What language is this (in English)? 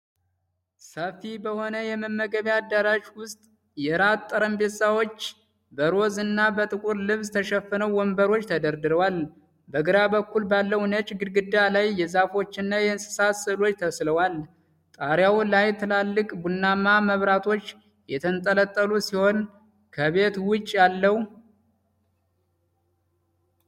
Amharic